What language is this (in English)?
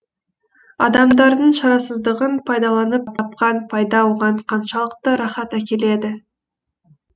Kazakh